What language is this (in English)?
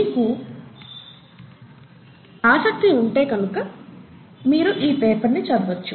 Telugu